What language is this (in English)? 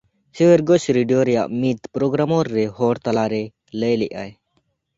Santali